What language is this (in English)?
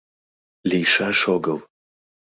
Mari